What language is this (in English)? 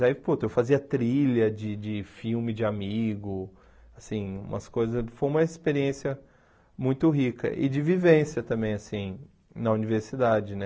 Portuguese